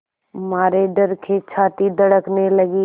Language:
Hindi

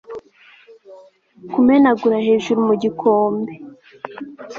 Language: Kinyarwanda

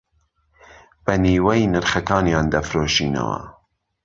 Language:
Central Kurdish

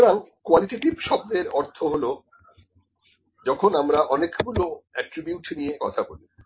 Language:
Bangla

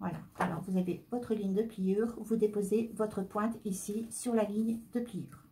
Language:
French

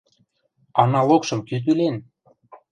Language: Western Mari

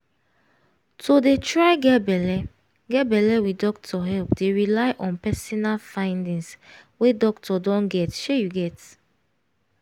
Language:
Nigerian Pidgin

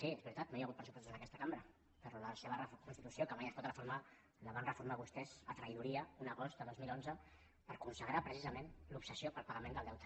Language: Catalan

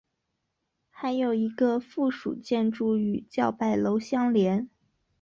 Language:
Chinese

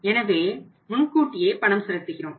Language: Tamil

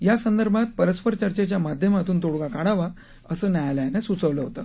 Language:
Marathi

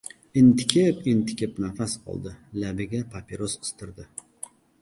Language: Uzbek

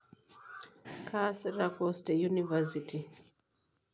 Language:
Masai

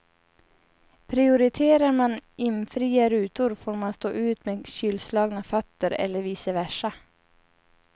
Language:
Swedish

